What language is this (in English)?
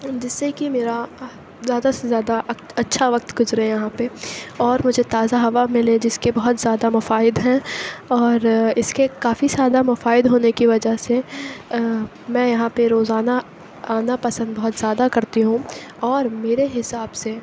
Urdu